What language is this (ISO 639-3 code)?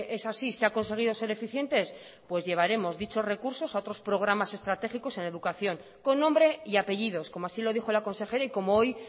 spa